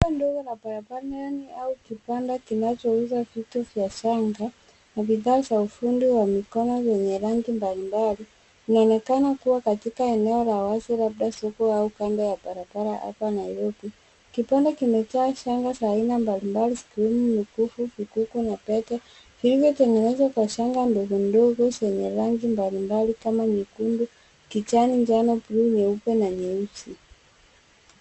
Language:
Swahili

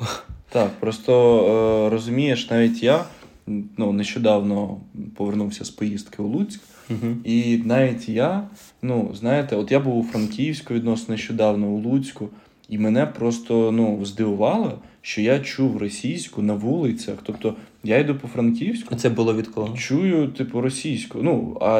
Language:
Ukrainian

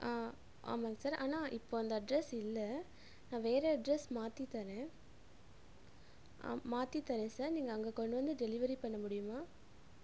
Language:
Tamil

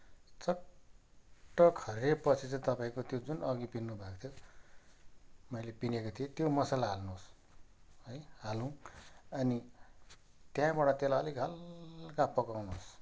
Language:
Nepali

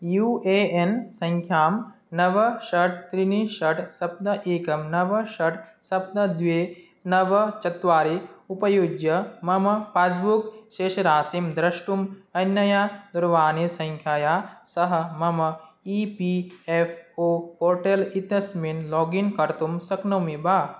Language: Sanskrit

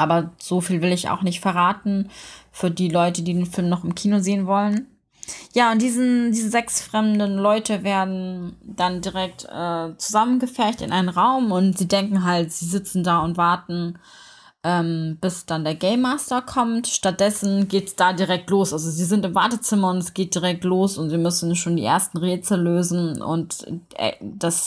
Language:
German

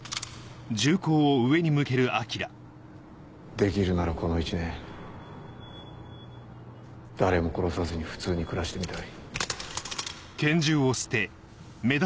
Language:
Japanese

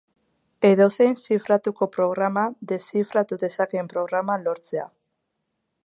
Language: Basque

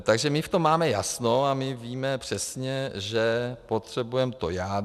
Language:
Czech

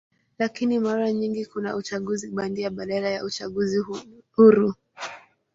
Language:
Swahili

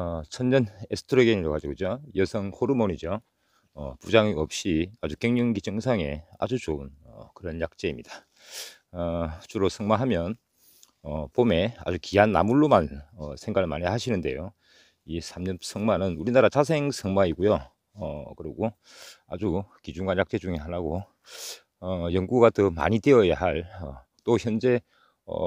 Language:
Korean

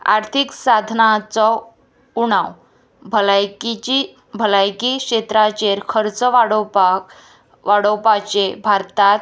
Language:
Konkani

